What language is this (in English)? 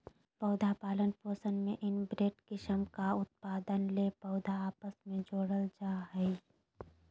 Magahi